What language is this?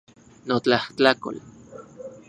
Central Puebla Nahuatl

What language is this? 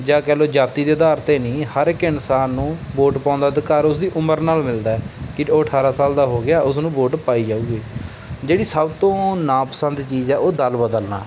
Punjabi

